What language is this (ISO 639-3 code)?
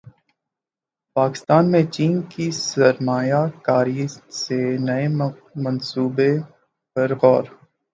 urd